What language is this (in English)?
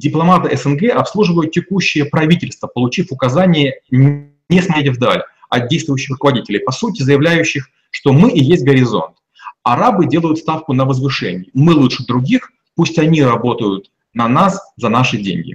Russian